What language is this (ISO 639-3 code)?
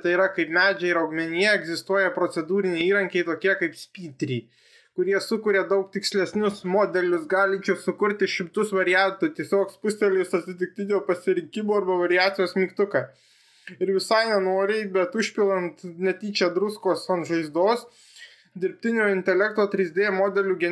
lit